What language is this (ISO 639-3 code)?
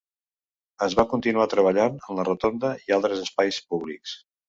cat